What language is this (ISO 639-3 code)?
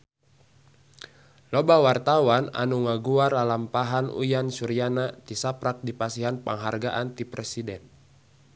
sun